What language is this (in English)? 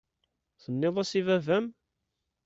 Kabyle